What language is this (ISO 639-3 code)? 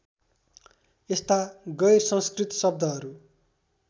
nep